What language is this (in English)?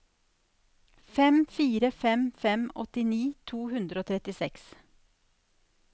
Norwegian